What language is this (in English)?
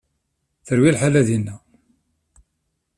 Kabyle